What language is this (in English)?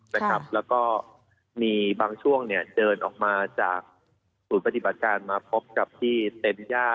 Thai